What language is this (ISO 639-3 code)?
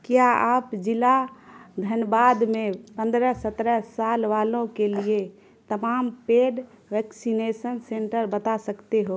urd